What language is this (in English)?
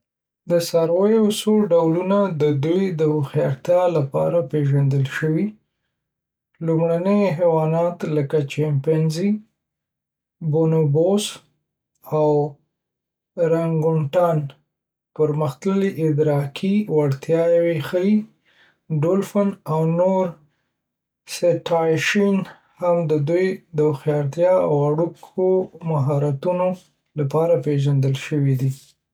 Pashto